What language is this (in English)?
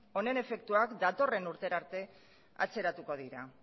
Basque